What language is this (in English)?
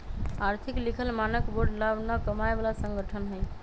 Magahi